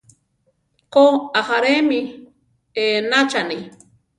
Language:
Central Tarahumara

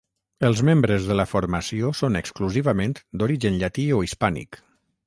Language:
Catalan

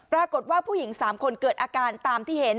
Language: Thai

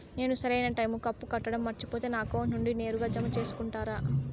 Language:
Telugu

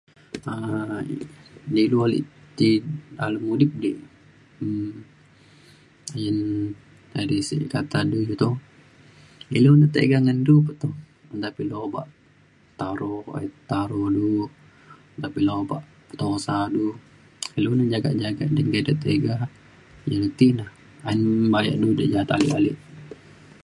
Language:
Mainstream Kenyah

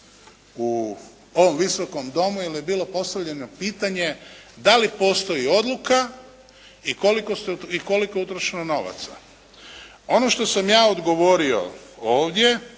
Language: Croatian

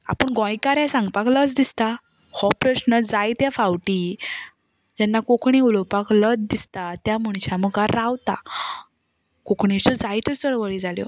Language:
Konkani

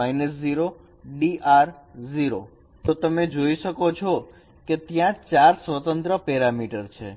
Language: Gujarati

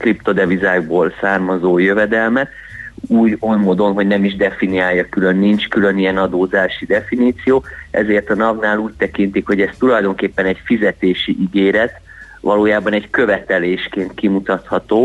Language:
Hungarian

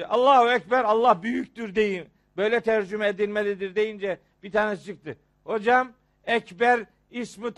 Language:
Turkish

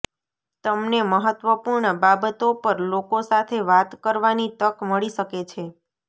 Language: Gujarati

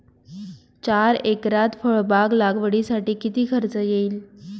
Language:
Marathi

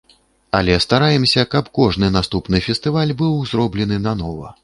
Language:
Belarusian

